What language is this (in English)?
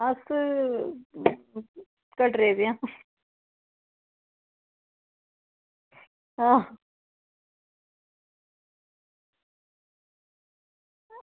Dogri